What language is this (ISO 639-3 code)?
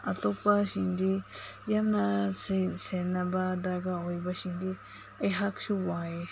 mni